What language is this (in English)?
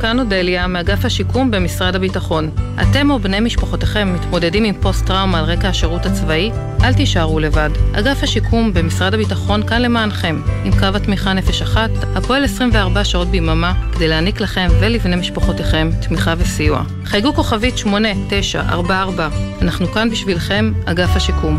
Hebrew